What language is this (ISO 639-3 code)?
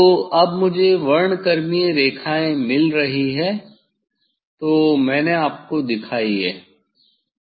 hin